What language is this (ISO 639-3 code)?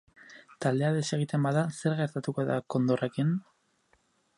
eus